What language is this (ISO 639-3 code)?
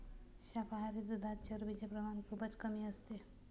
mar